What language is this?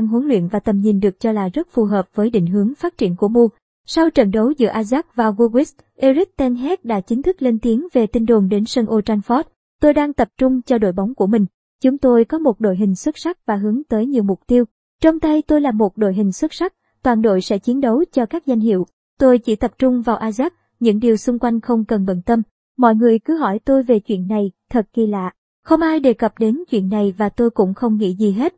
Vietnamese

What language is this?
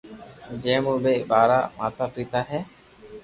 Loarki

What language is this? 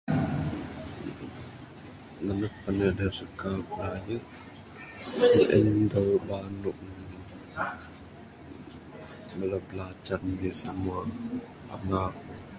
Bukar-Sadung Bidayuh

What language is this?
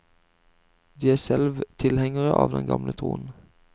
Norwegian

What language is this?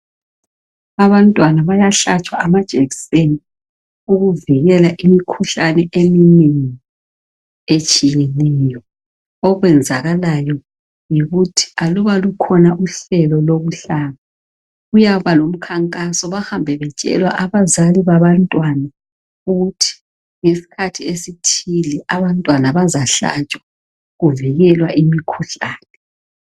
North Ndebele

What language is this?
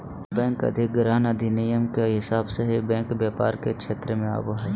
Magahi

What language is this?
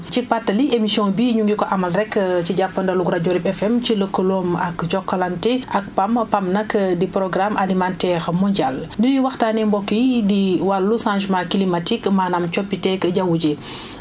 Wolof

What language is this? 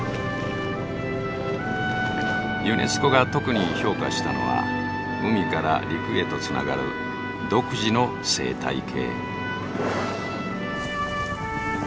Japanese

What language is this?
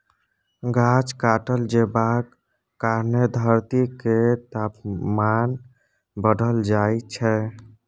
Maithili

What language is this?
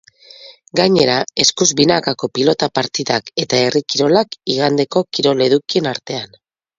Basque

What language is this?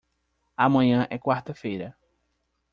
Portuguese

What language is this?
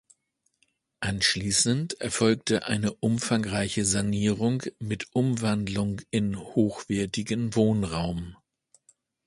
German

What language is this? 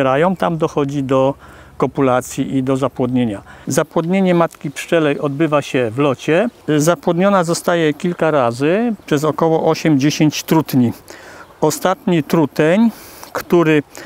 Polish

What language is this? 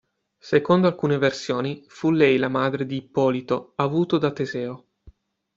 Italian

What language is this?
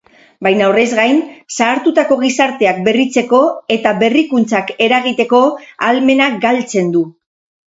Basque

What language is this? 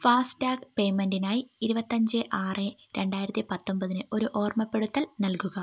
Malayalam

